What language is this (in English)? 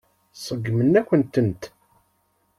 Kabyle